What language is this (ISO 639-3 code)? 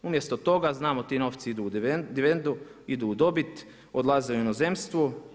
hrv